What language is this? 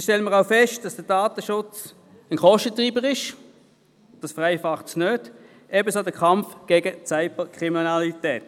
Swiss German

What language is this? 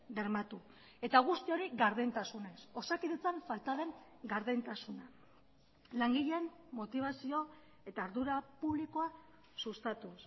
Basque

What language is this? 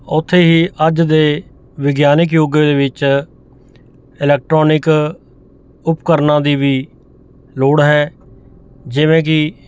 Punjabi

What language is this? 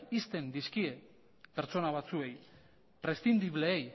Basque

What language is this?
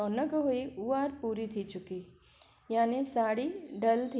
Sindhi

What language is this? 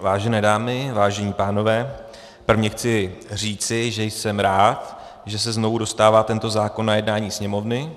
Czech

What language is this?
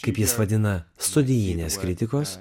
Lithuanian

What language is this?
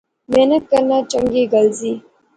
Pahari-Potwari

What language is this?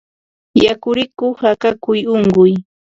Ambo-Pasco Quechua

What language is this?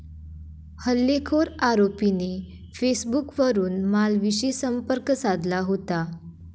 Marathi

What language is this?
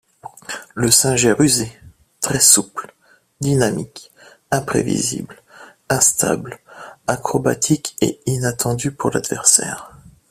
French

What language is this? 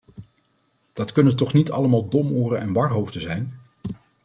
Dutch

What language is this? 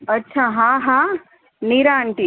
Gujarati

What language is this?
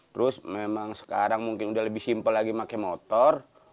Indonesian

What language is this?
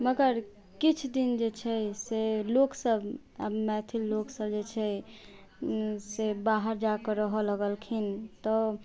Maithili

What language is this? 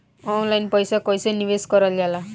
Bhojpuri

